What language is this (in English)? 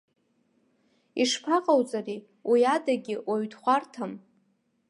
Abkhazian